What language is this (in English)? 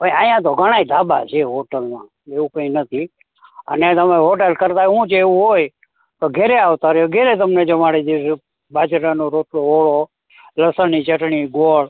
Gujarati